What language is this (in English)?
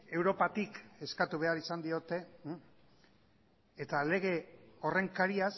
Basque